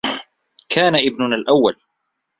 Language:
Arabic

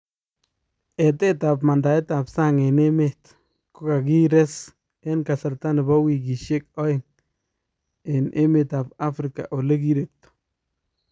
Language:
Kalenjin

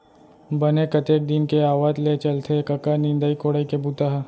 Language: Chhattisgarhi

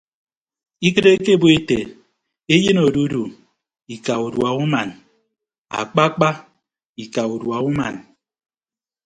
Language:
Ibibio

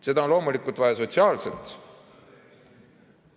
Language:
Estonian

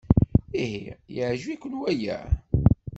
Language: Kabyle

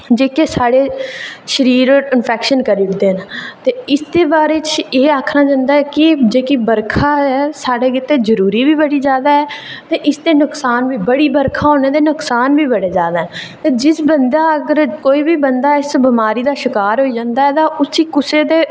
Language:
Dogri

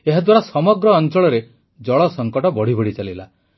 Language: Odia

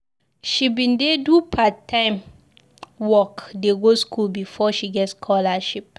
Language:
Nigerian Pidgin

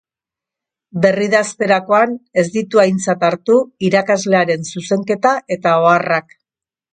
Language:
Basque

